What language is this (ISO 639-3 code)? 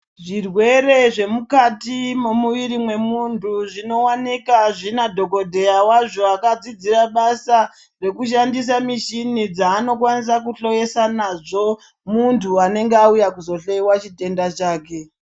ndc